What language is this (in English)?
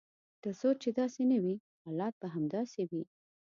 Pashto